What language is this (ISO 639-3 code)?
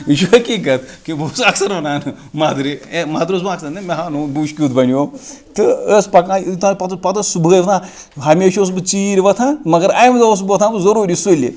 kas